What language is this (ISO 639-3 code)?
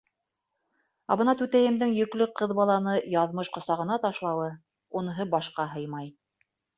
bak